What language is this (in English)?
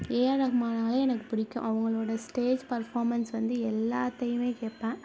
Tamil